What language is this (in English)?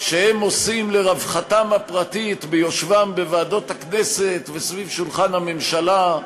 Hebrew